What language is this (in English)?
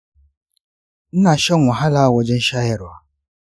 Hausa